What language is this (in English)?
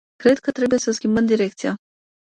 Romanian